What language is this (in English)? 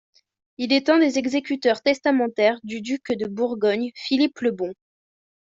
French